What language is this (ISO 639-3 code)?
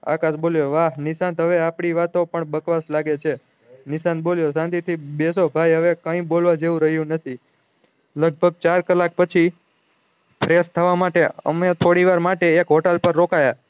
guj